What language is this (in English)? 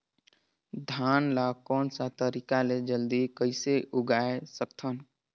Chhattisgarhi